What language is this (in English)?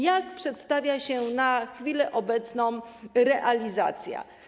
Polish